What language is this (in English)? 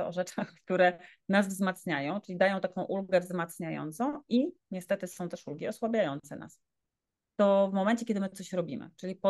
Polish